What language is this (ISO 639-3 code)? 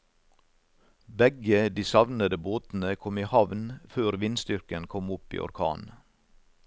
nor